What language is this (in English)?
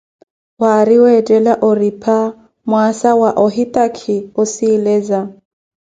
Koti